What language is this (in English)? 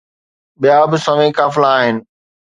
Sindhi